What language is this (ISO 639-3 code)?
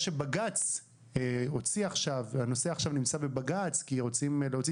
heb